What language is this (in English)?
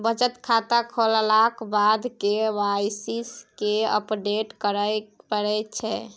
Maithili